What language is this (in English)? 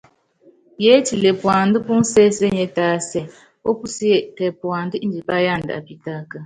Yangben